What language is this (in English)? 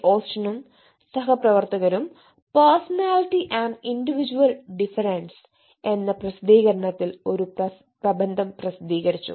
Malayalam